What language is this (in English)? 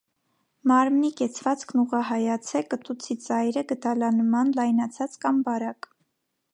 Armenian